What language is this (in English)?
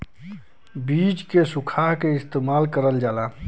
Bhojpuri